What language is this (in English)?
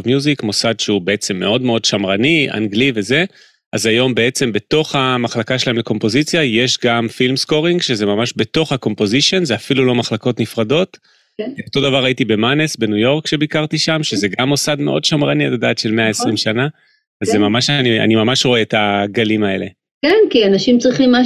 Hebrew